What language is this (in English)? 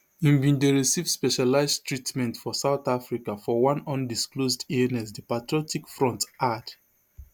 Nigerian Pidgin